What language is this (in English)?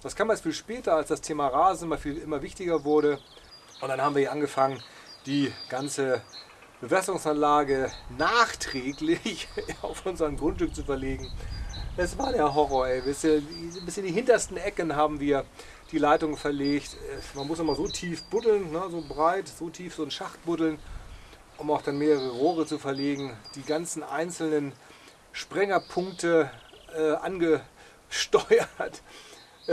German